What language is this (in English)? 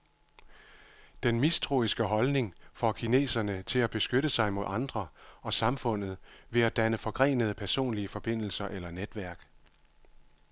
Danish